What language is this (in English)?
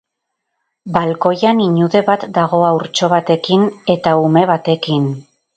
Basque